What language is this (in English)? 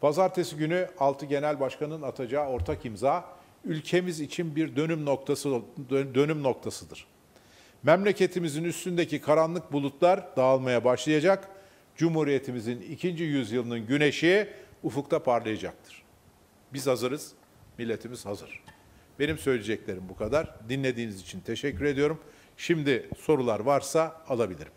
Turkish